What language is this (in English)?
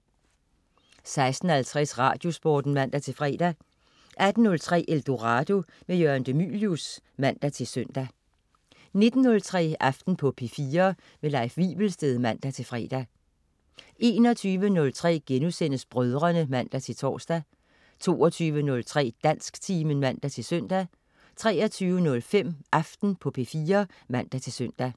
Danish